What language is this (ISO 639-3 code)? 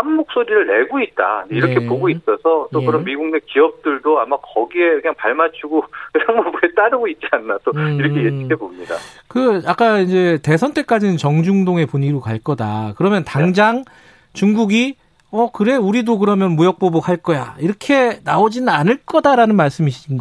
kor